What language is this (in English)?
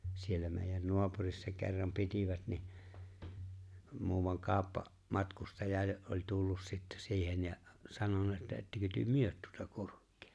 Finnish